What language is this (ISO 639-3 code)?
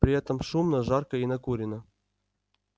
rus